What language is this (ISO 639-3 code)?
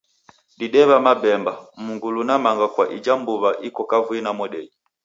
dav